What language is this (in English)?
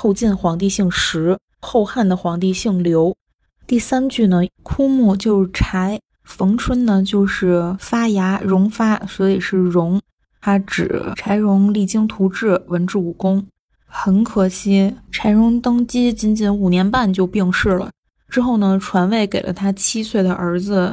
Chinese